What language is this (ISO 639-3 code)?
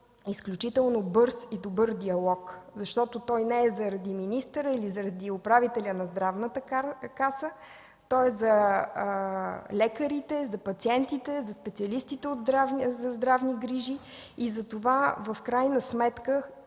bul